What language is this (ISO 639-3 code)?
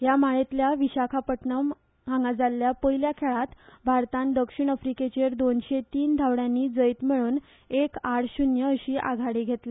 kok